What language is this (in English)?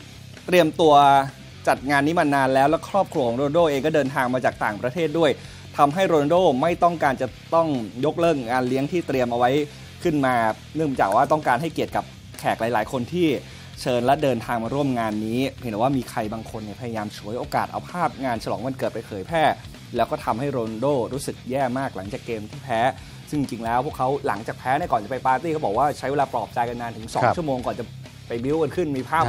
Thai